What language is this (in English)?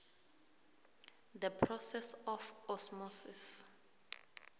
South Ndebele